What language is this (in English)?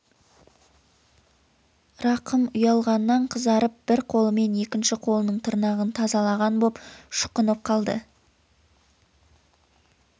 Kazakh